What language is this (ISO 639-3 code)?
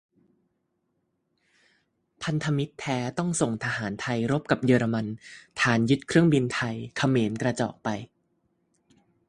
tha